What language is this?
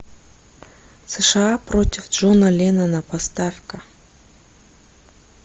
Russian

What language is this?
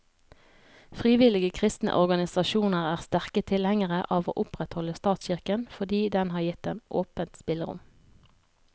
Norwegian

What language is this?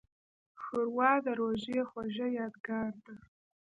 Pashto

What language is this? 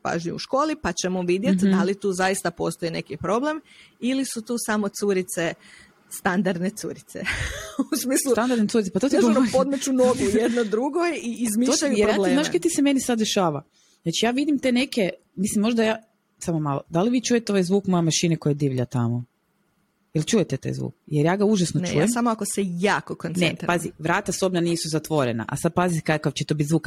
Croatian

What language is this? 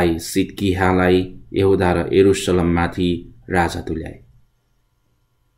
Italian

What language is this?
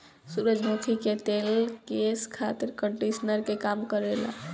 Bhojpuri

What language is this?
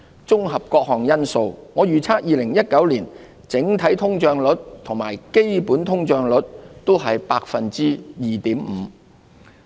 Cantonese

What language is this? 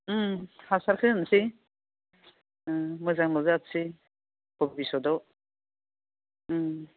Bodo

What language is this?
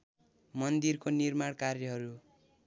Nepali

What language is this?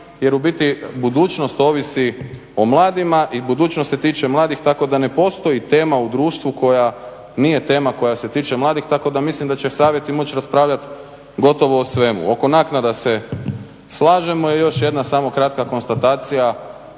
Croatian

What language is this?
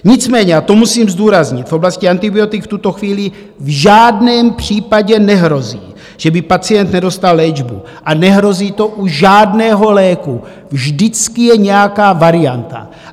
Czech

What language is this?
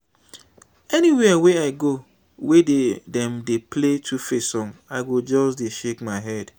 Nigerian Pidgin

